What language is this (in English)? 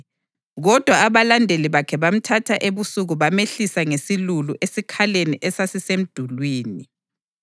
North Ndebele